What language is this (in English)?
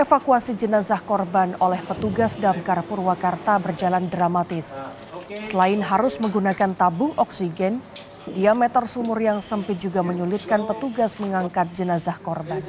Indonesian